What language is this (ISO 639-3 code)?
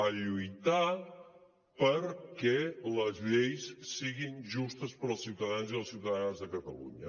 cat